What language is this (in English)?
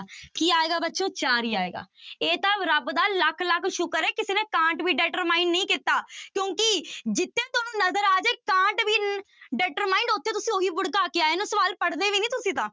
Punjabi